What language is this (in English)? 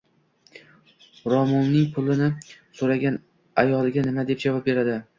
Uzbek